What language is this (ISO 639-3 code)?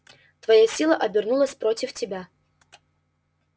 rus